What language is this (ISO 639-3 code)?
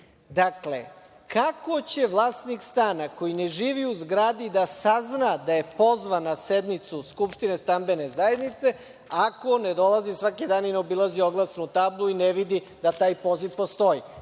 srp